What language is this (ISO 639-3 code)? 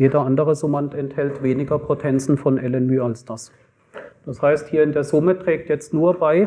deu